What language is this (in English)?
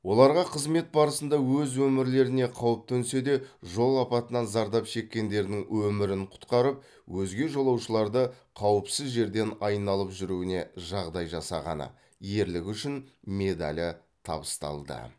Kazakh